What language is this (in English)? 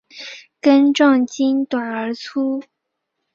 Chinese